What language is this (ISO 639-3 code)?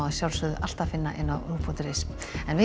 isl